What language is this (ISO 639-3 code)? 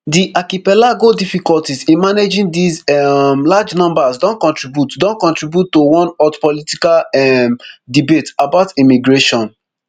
pcm